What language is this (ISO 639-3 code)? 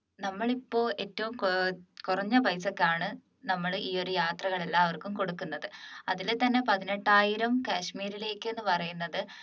mal